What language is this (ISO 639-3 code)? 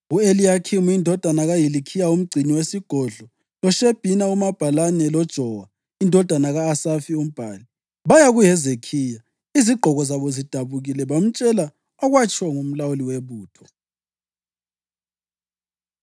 nde